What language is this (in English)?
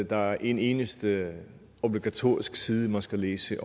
Danish